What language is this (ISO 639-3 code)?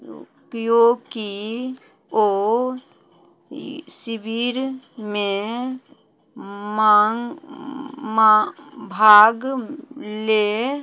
mai